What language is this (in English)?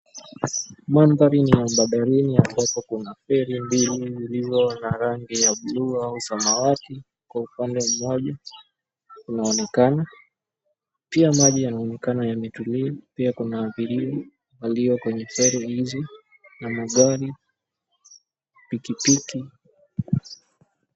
Swahili